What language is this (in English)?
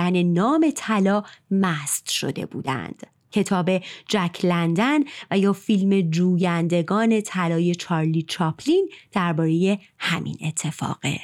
Persian